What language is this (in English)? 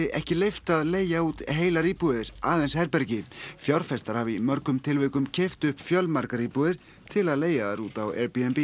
Icelandic